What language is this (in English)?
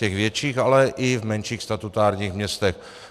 Czech